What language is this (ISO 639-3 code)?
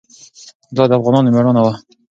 pus